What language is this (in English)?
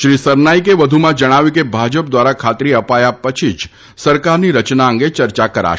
Gujarati